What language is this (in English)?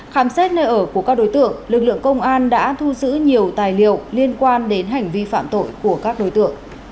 Vietnamese